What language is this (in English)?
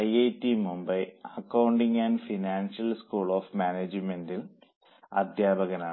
Malayalam